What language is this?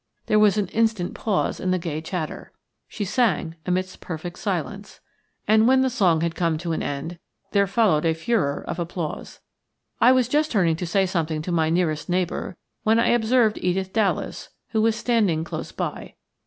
English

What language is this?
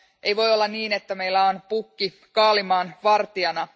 Finnish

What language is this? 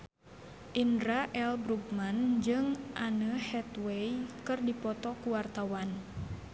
Sundanese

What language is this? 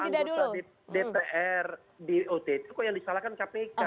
Indonesian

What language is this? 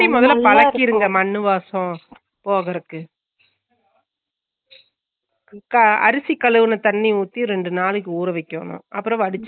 Tamil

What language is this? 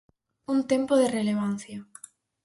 Galician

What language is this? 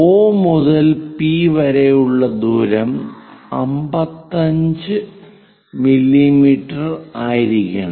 Malayalam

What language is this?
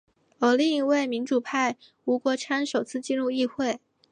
Chinese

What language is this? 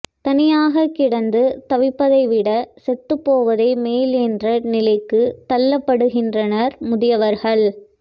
Tamil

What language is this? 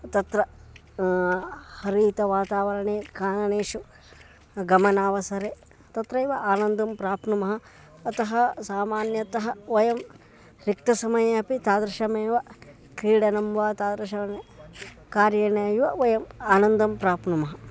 Sanskrit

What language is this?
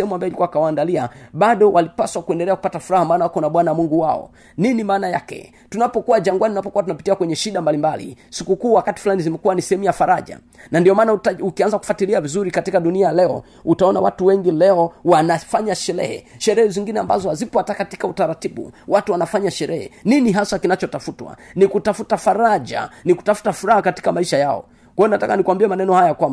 Swahili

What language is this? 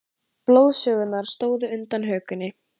Icelandic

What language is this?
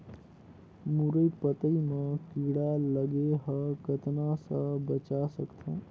Chhattisgarhi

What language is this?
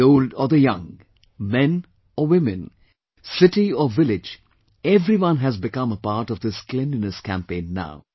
English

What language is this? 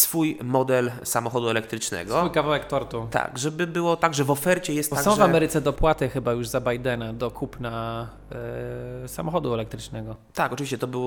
Polish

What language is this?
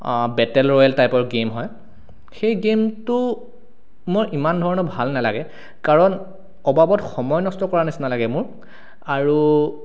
Assamese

